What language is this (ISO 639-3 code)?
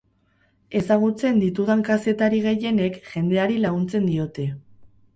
eus